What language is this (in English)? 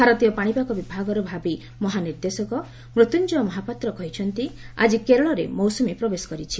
Odia